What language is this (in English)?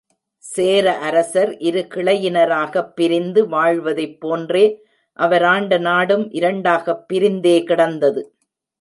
Tamil